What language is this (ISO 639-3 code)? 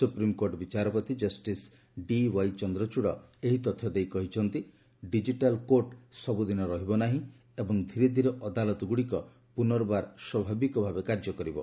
ori